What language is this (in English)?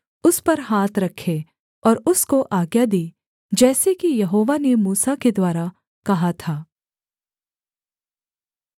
Hindi